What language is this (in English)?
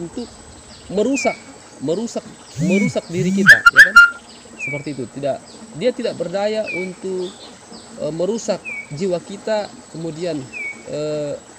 Indonesian